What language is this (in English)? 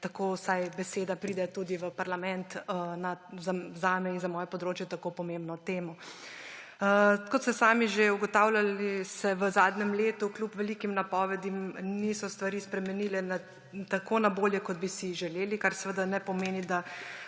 Slovenian